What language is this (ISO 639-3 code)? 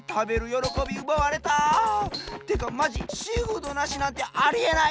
jpn